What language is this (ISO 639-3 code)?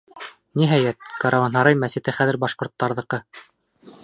bak